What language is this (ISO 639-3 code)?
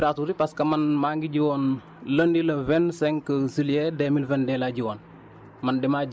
wol